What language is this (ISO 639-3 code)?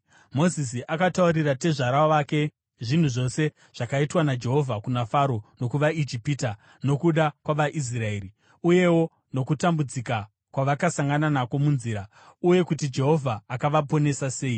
sna